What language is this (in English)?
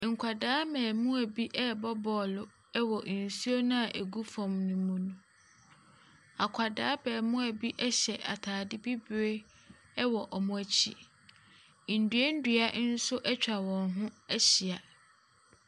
Akan